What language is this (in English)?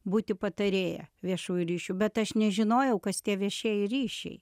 Lithuanian